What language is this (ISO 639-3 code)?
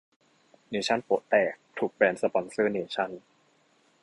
tha